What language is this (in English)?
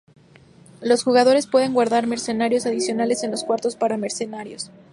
Spanish